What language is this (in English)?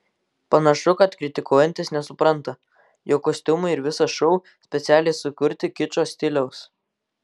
Lithuanian